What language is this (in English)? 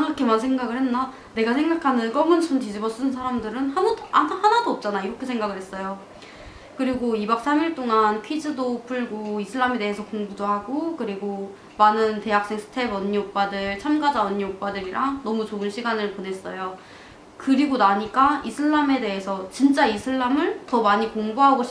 Korean